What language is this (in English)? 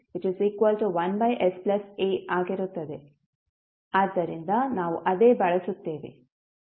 Kannada